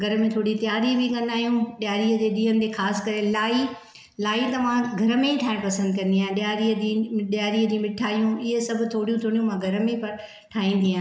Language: Sindhi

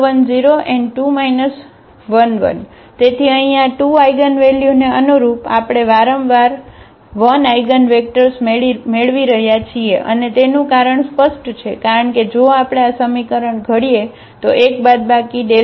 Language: Gujarati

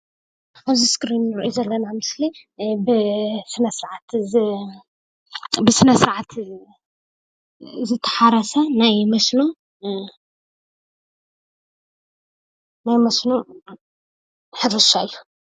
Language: Tigrinya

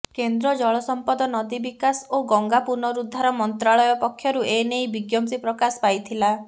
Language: Odia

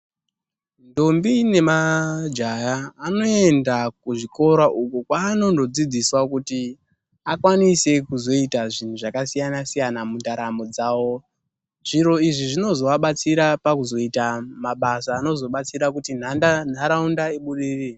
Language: Ndau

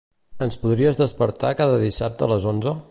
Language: Catalan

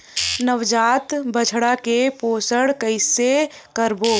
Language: Chhattisgarhi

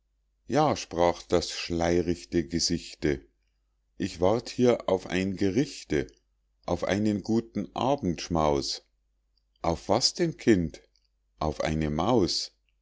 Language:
German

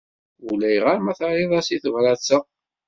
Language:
Kabyle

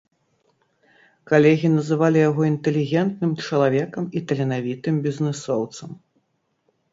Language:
Belarusian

